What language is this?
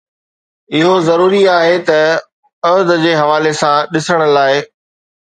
Sindhi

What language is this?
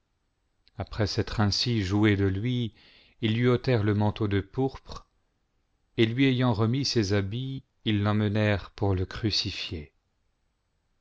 French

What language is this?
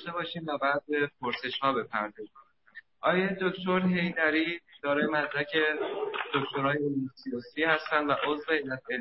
Persian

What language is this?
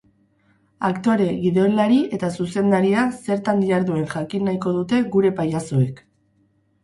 Basque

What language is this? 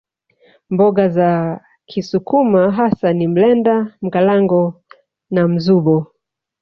Swahili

